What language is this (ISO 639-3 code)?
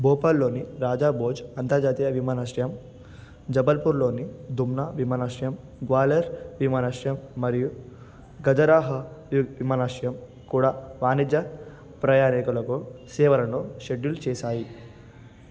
tel